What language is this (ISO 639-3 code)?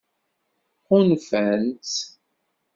kab